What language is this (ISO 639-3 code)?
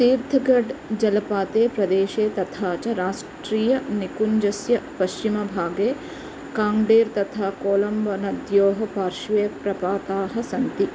san